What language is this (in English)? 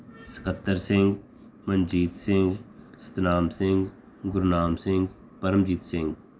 Punjabi